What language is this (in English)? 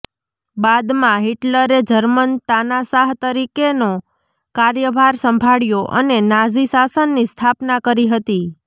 Gujarati